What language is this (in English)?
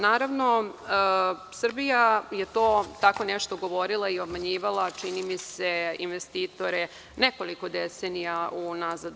Serbian